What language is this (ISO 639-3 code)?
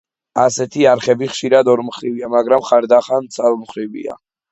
kat